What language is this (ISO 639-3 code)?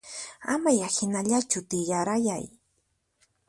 qxp